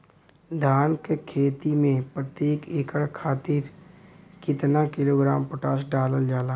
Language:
Bhojpuri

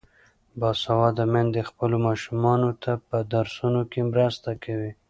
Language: Pashto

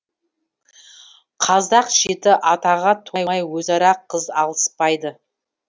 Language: Kazakh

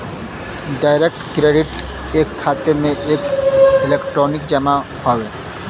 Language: Bhojpuri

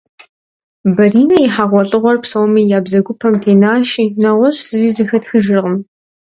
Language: Kabardian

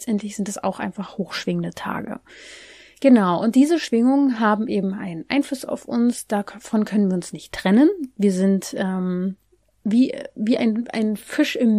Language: German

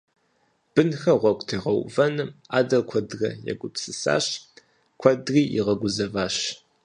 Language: Kabardian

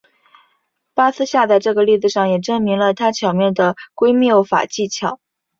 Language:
Chinese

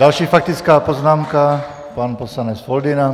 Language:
Czech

